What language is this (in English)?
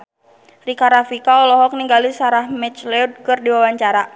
Sundanese